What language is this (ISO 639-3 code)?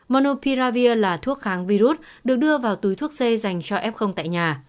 vie